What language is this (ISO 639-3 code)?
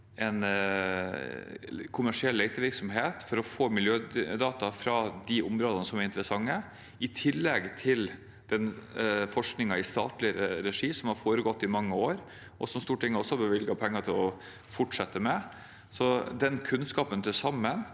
nor